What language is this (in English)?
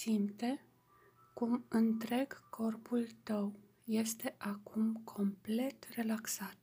Romanian